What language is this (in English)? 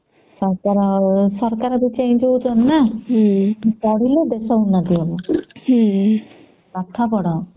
Odia